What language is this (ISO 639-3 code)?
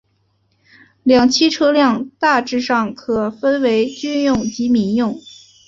zho